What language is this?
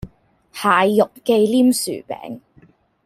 Cantonese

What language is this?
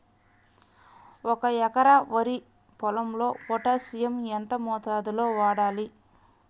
Telugu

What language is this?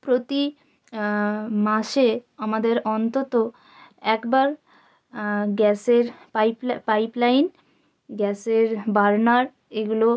Bangla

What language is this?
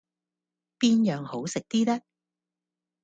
Cantonese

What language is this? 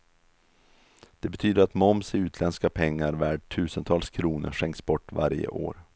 Swedish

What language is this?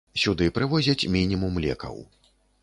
Belarusian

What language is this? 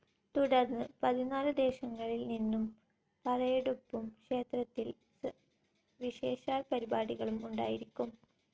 Malayalam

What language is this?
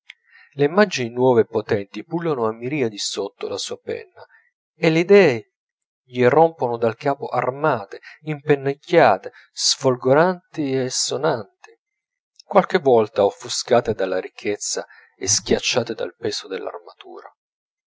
Italian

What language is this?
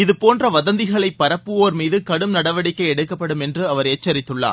Tamil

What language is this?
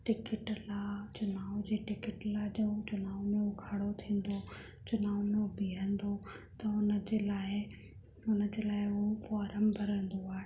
Sindhi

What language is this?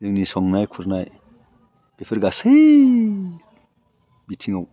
Bodo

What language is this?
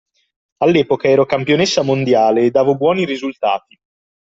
Italian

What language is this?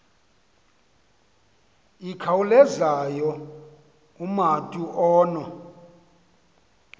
Xhosa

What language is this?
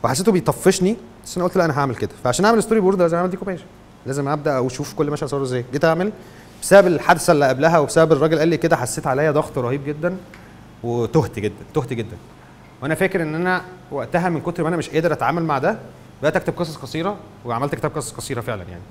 Arabic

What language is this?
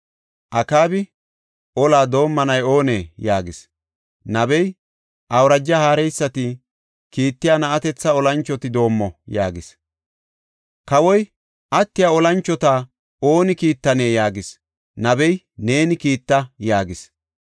Gofa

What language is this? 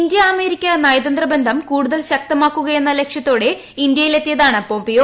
Malayalam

